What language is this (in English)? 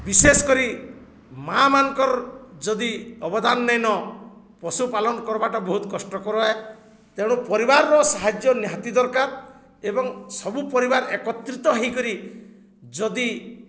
Odia